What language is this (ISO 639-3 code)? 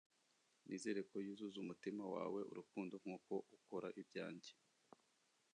kin